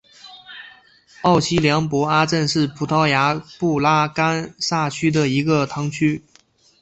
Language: Chinese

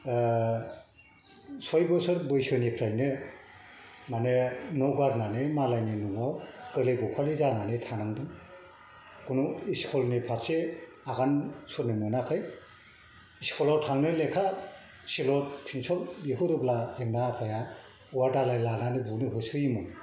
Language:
Bodo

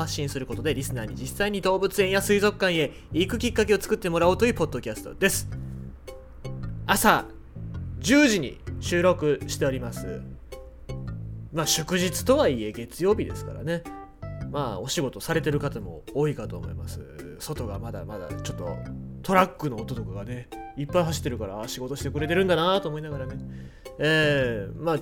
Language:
Japanese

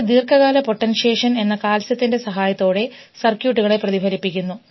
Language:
Malayalam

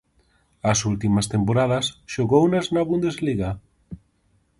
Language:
Galician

